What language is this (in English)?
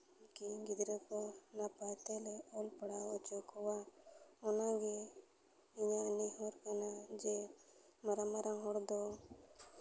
Santali